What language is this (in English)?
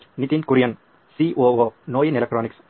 Kannada